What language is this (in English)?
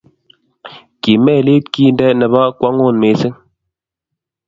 Kalenjin